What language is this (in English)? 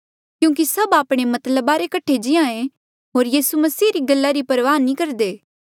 Mandeali